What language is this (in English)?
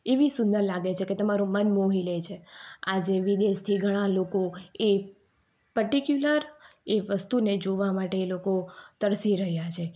Gujarati